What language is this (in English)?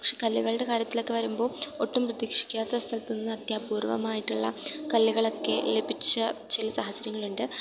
Malayalam